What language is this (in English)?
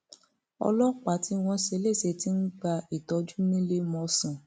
Yoruba